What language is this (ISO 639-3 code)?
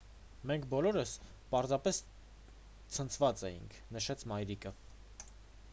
hye